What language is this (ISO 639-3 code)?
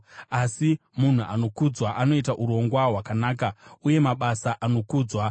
sna